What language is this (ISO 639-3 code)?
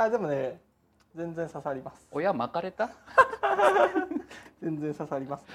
jpn